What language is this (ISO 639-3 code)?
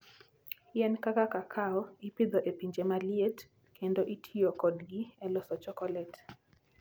luo